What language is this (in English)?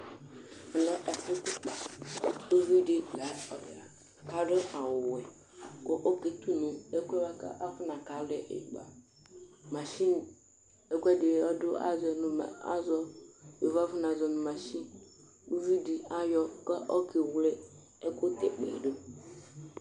Ikposo